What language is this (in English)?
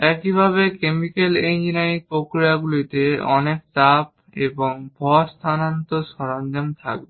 Bangla